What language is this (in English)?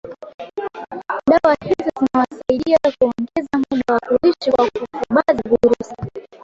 Swahili